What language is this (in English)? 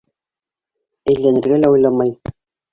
Bashkir